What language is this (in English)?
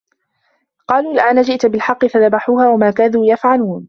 Arabic